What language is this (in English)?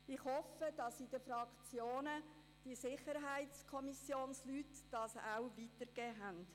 Swiss German